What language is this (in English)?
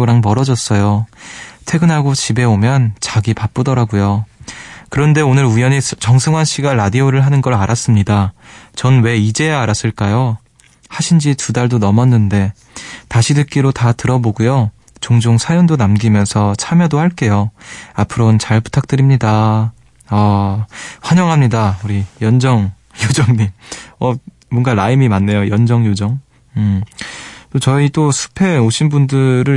Korean